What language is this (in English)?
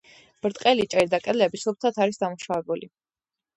Georgian